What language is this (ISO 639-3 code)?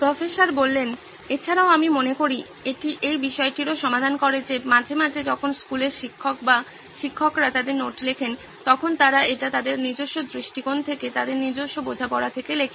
ben